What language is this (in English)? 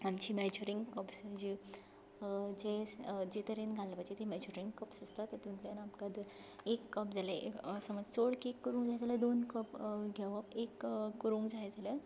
Konkani